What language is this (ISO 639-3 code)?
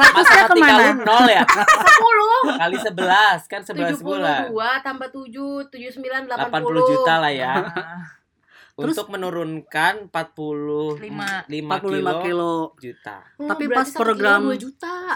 ind